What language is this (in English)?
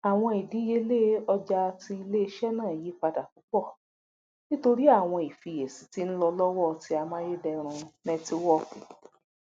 Yoruba